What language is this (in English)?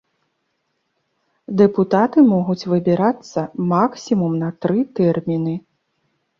Belarusian